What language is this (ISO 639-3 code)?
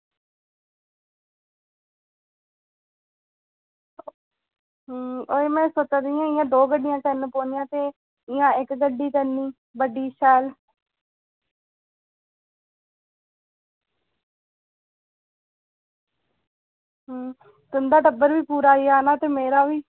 doi